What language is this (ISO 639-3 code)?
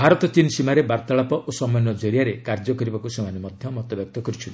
ori